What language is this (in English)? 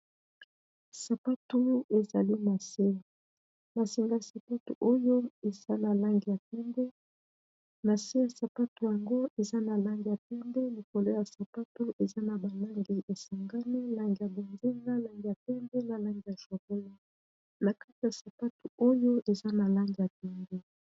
Lingala